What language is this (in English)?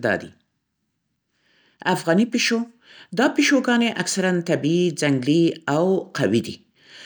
Central Pashto